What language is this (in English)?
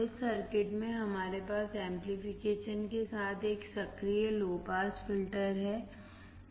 Hindi